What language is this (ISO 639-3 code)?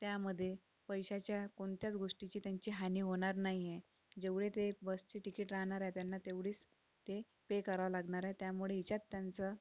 mar